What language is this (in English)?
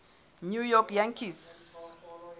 Southern Sotho